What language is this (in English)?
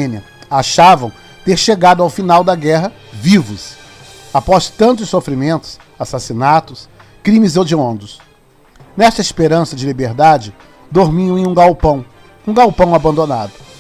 Portuguese